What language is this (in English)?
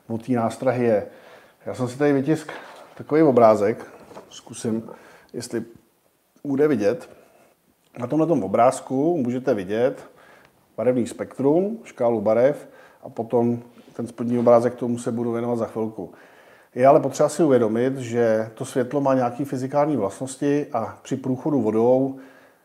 Czech